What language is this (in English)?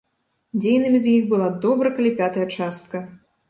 Belarusian